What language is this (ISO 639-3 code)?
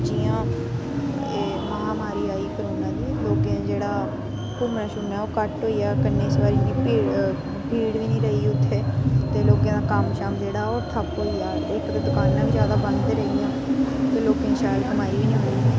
doi